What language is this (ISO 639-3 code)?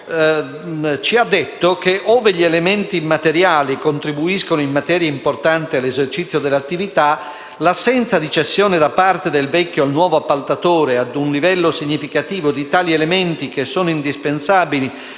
ita